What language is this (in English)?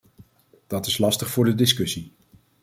Dutch